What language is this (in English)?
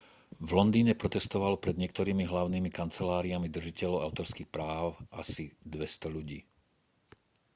Slovak